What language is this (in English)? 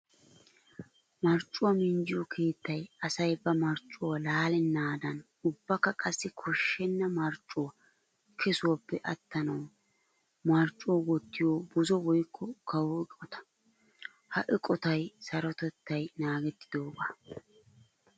Wolaytta